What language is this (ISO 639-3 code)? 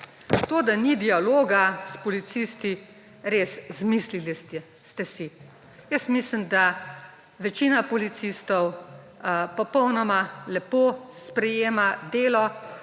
slv